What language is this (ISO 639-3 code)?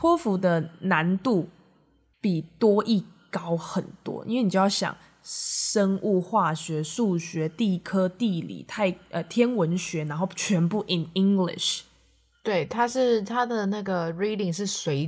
zho